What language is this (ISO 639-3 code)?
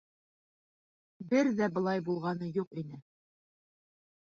bak